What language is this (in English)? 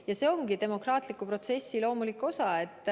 Estonian